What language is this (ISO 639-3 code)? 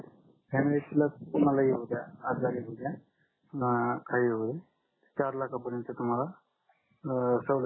mar